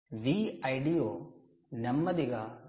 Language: Telugu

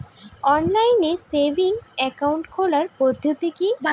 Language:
Bangla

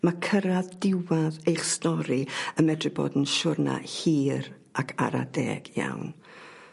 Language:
Welsh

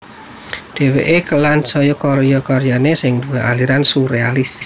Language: Javanese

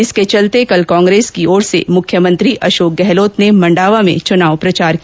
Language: Hindi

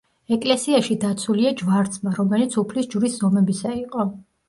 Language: Georgian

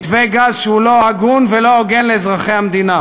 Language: Hebrew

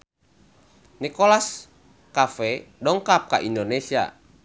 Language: Sundanese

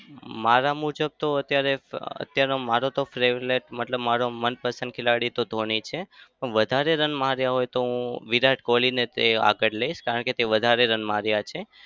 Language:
Gujarati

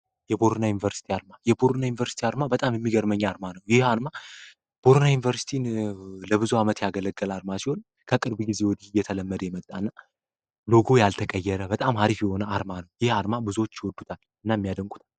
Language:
Amharic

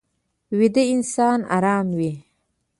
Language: Pashto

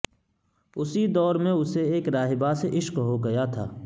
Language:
Urdu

